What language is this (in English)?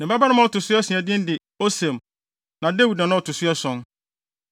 Akan